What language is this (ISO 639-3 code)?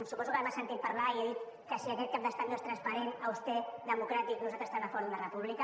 cat